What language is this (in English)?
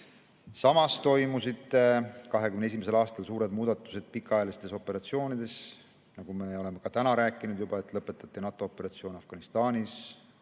Estonian